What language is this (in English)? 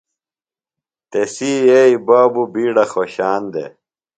Phalura